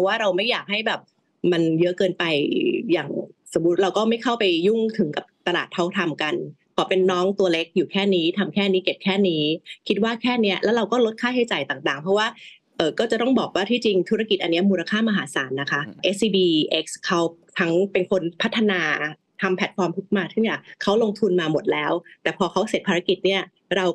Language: Thai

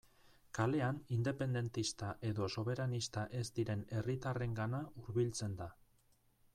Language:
Basque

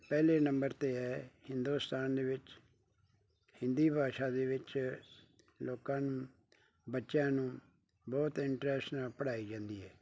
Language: Punjabi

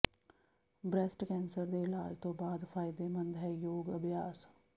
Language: Punjabi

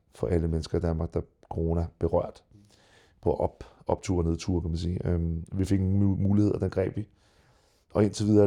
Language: Danish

